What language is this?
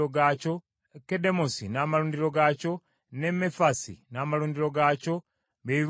Ganda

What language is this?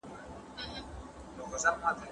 Pashto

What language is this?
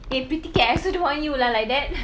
English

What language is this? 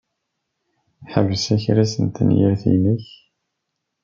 Kabyle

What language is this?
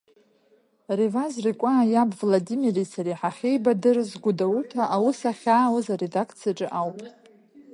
Abkhazian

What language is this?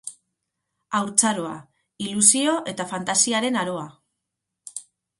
Basque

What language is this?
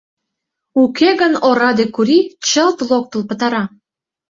Mari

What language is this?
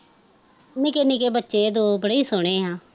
Punjabi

